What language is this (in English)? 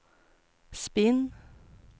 Swedish